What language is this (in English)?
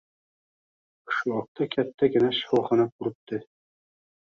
Uzbek